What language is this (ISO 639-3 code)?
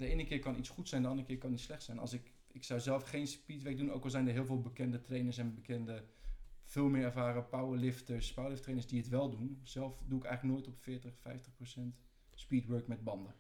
nld